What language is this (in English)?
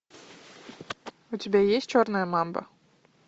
Russian